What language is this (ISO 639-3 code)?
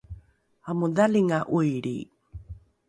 dru